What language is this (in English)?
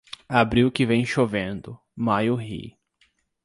Portuguese